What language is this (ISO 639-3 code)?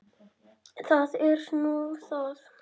isl